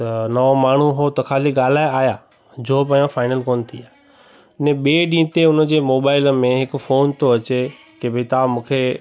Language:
Sindhi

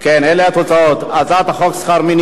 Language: Hebrew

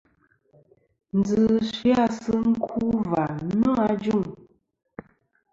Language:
Kom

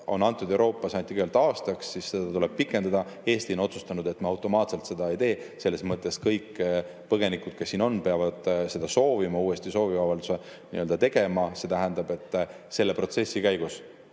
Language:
Estonian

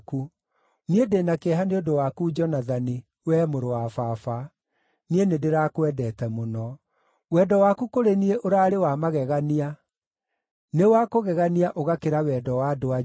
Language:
Kikuyu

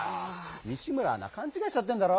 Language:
Japanese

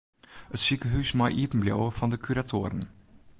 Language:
Western Frisian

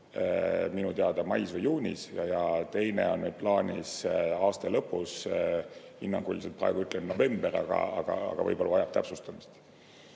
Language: Estonian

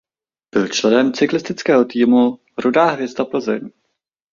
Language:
Czech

